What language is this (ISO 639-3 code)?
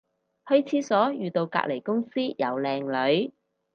yue